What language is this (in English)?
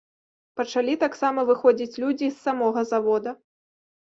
Belarusian